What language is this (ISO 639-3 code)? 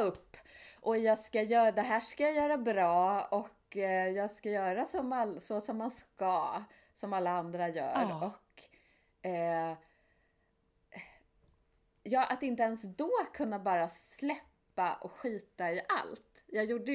swe